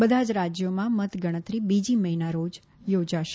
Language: Gujarati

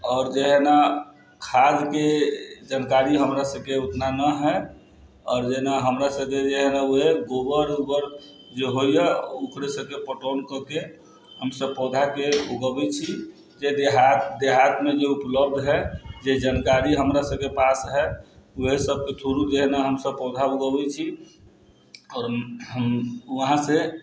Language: Maithili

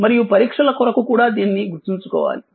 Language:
Telugu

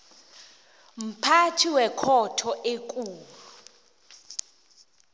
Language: South Ndebele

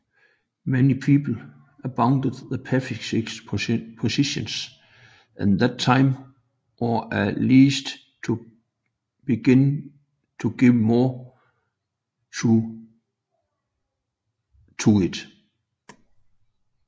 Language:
Danish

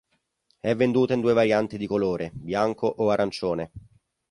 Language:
Italian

